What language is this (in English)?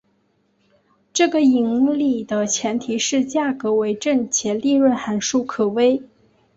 Chinese